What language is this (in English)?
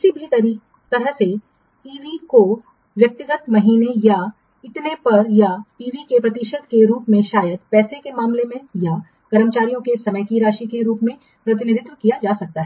Hindi